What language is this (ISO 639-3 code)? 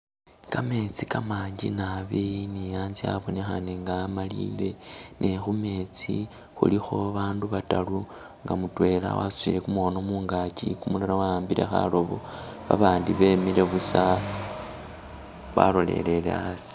myx